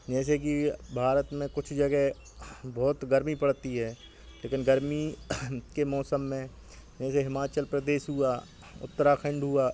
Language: Hindi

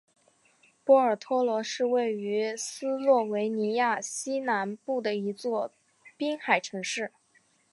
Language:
Chinese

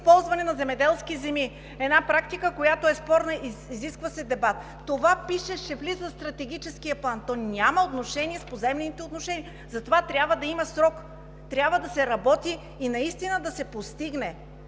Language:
Bulgarian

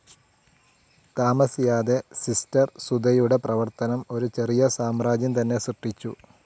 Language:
Malayalam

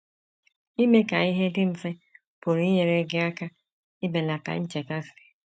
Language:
Igbo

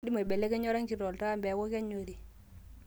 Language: Masai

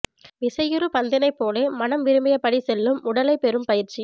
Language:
Tamil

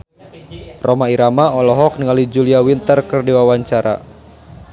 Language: Sundanese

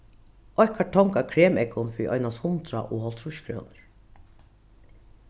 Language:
Faroese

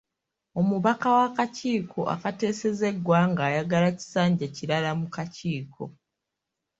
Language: Ganda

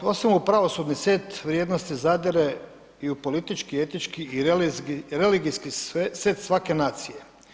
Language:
Croatian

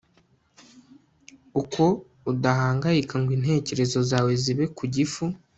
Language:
Kinyarwanda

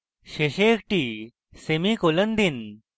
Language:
Bangla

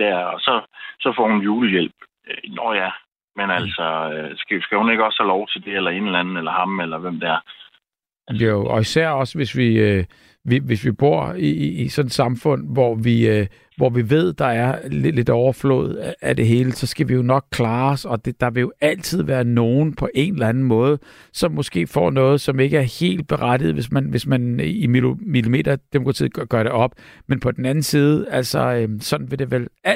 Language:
Danish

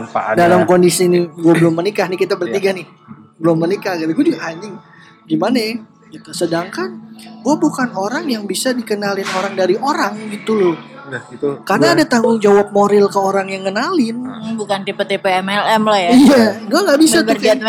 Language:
Indonesian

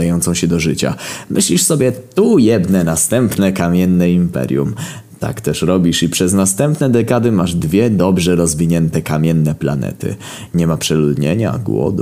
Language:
Polish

